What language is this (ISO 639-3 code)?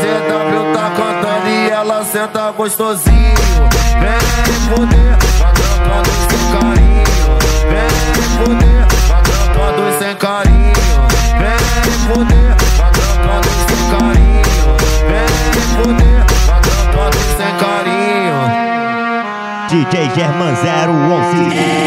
ron